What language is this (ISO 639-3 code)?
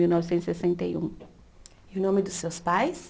por